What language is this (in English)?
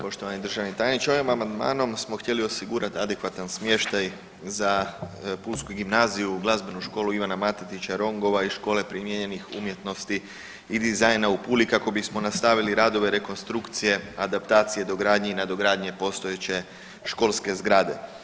Croatian